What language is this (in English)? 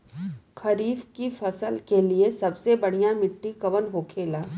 Bhojpuri